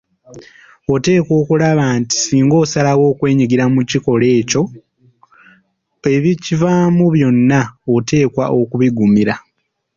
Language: Ganda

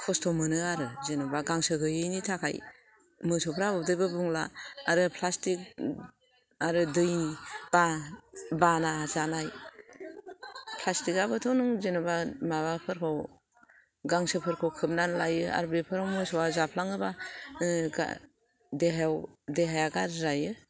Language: Bodo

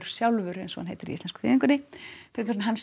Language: Icelandic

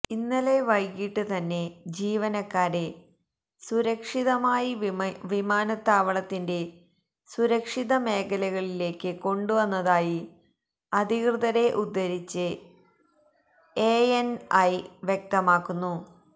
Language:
Malayalam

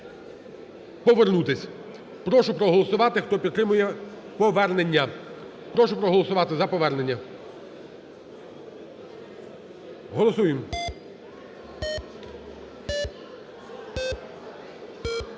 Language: Ukrainian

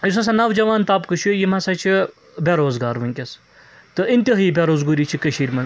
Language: Kashmiri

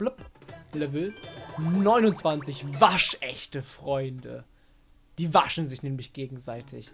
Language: German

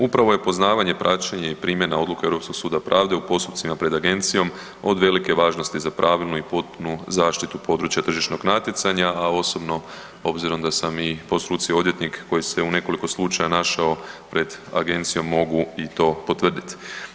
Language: Croatian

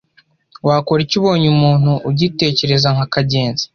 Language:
Kinyarwanda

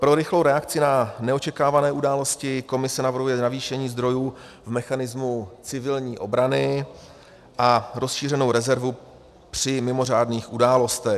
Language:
Czech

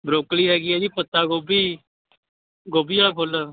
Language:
Punjabi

